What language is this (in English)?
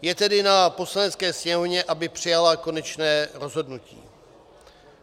Czech